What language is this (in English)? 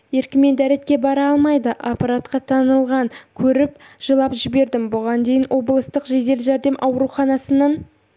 Kazakh